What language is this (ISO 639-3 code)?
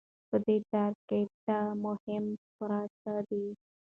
pus